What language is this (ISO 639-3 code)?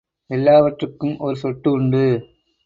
tam